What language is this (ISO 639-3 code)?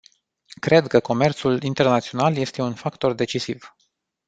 ron